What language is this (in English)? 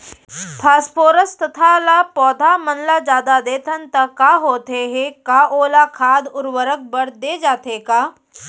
Chhattisgarhi